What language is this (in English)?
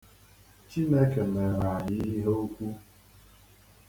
Igbo